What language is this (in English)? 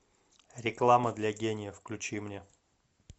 Russian